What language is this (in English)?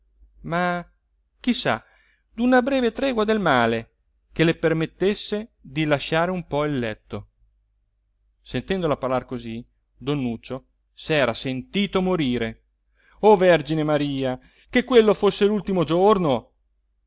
Italian